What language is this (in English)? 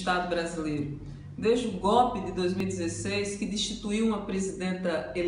Portuguese